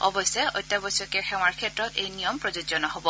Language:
Assamese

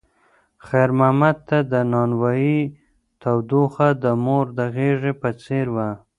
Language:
Pashto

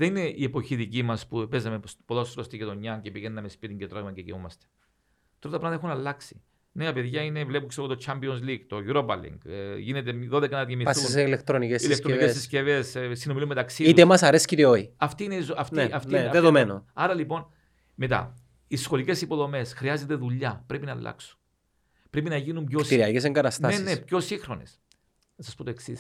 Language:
Greek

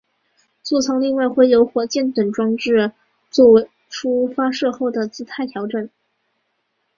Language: Chinese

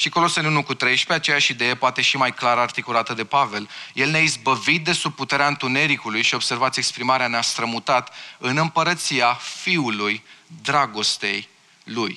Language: Romanian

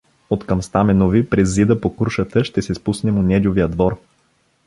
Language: Bulgarian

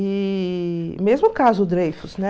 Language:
Portuguese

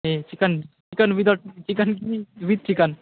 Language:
Nepali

